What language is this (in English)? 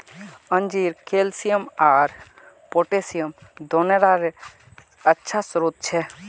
Magahi